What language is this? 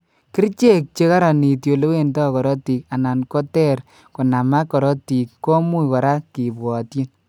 Kalenjin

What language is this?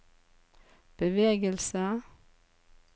Norwegian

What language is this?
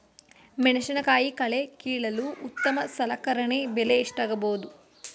Kannada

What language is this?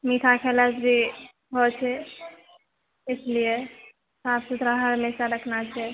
Maithili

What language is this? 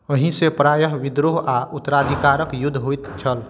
Maithili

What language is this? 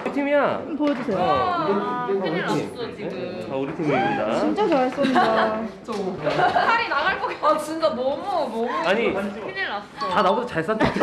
Korean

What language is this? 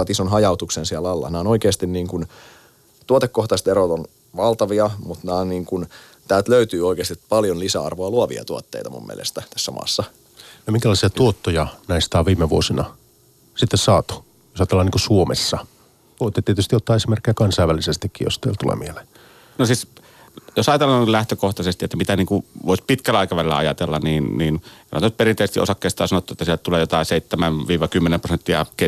Finnish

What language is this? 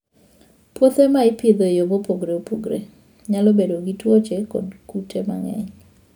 Luo (Kenya and Tanzania)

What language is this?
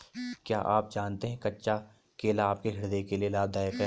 Hindi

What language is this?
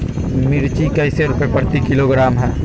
Magahi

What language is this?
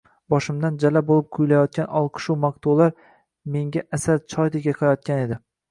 Uzbek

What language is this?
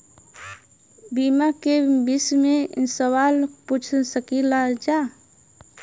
Bhojpuri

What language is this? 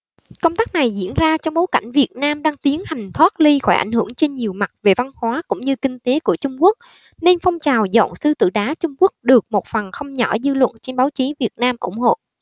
Vietnamese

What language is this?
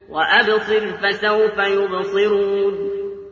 Arabic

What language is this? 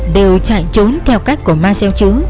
Vietnamese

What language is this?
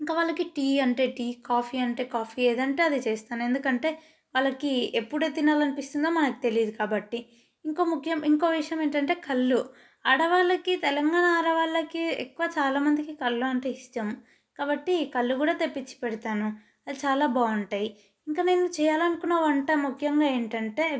Telugu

